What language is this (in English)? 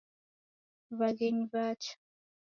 Taita